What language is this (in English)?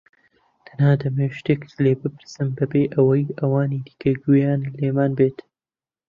Central Kurdish